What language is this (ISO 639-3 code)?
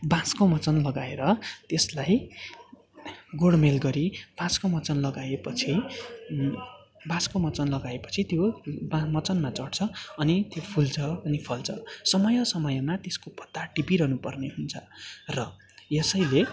nep